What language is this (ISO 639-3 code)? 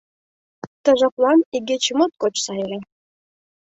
chm